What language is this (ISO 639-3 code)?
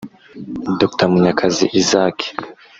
kin